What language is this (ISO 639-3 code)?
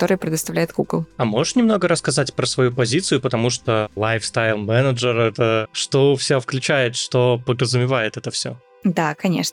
rus